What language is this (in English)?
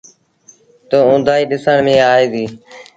Sindhi Bhil